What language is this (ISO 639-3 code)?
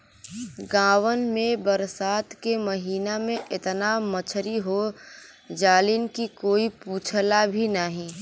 bho